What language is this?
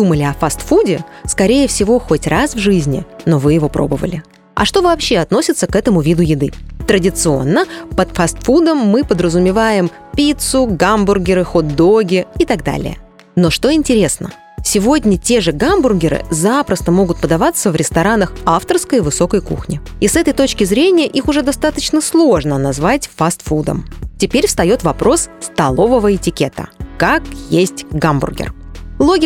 Russian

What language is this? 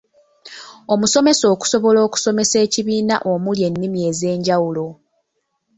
Ganda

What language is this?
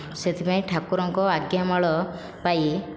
Odia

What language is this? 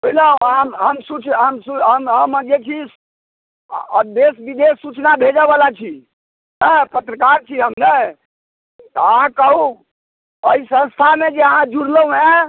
Maithili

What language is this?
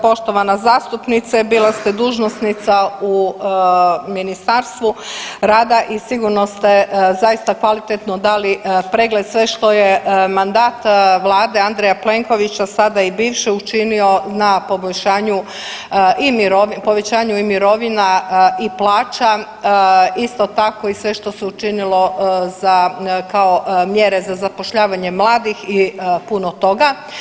Croatian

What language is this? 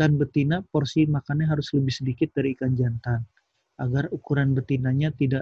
Indonesian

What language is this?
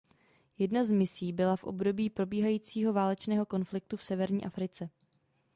Czech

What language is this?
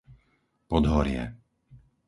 Slovak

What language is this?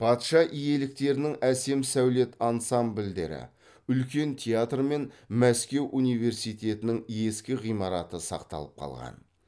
Kazakh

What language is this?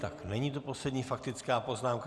Czech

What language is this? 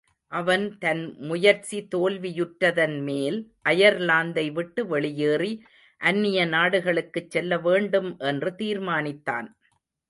Tamil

